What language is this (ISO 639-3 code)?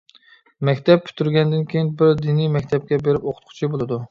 uig